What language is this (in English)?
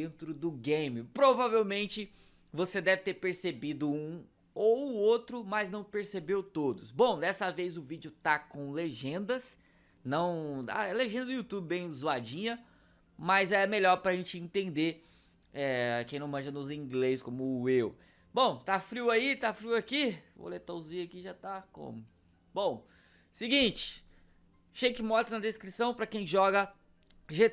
Portuguese